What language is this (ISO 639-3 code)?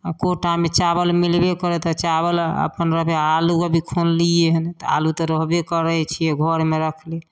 mai